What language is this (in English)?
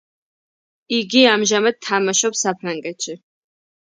Georgian